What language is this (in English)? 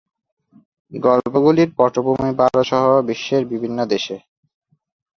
Bangla